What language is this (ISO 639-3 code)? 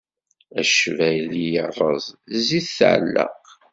kab